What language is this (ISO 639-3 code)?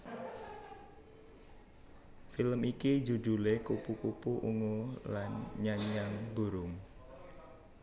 jav